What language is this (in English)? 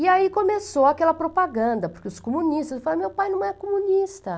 Portuguese